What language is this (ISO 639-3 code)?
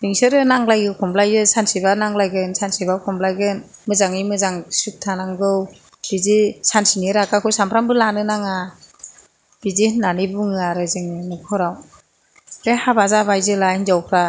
brx